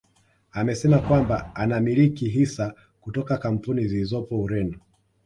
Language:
Swahili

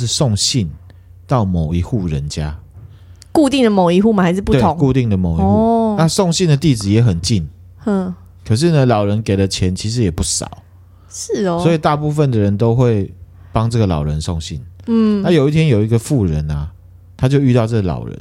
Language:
Chinese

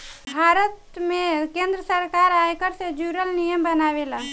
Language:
Bhojpuri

